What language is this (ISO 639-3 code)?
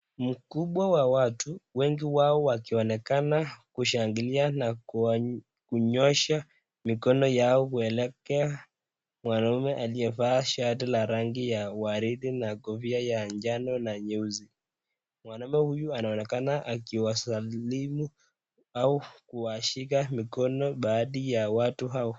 swa